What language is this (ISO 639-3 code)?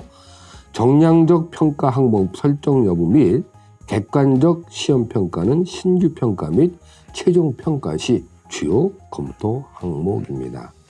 kor